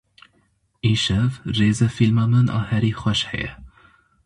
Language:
Kurdish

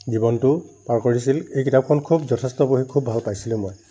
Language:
Assamese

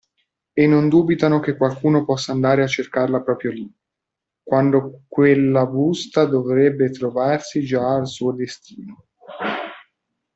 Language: Italian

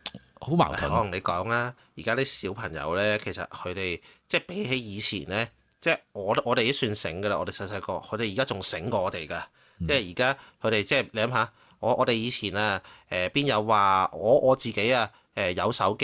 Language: Chinese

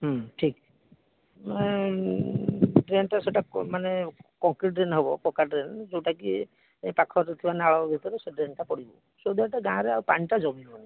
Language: Odia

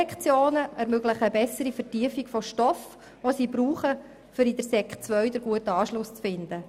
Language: Swiss German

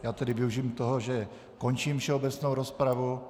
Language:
Czech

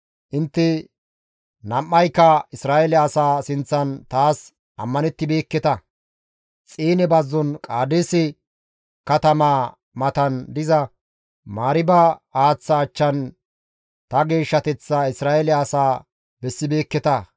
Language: Gamo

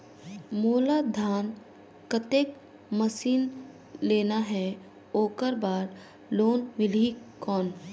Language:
Chhattisgarhi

